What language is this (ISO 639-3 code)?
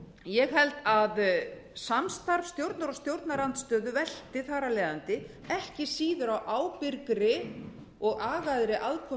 isl